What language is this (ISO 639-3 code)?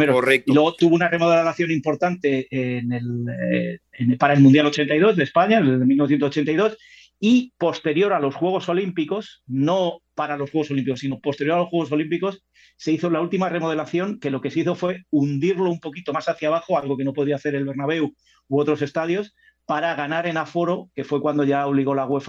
spa